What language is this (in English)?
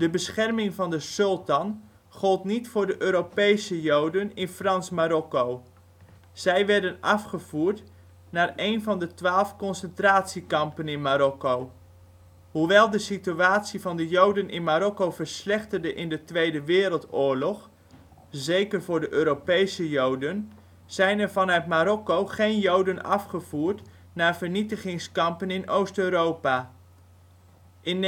Dutch